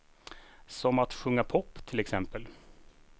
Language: Swedish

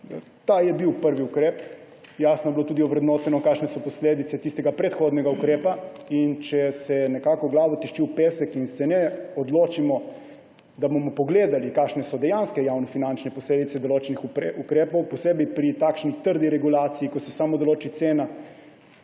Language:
Slovenian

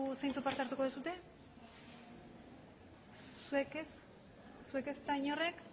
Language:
Basque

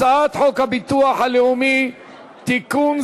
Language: Hebrew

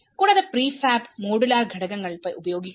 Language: Malayalam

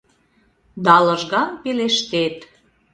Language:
Mari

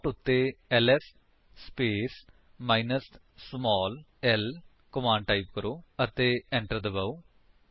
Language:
Punjabi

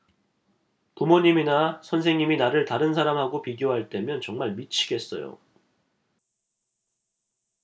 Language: Korean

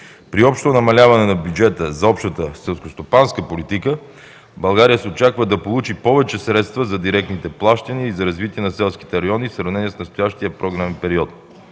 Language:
Bulgarian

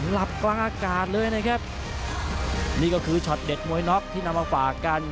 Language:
Thai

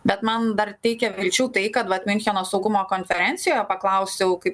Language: Lithuanian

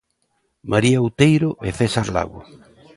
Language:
Galician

